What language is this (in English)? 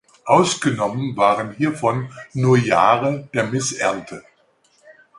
German